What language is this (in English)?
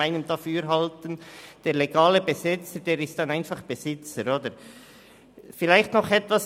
Swiss German